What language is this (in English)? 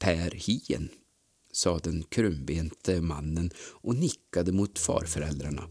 Swedish